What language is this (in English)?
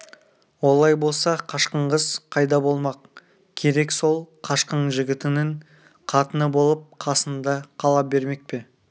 Kazakh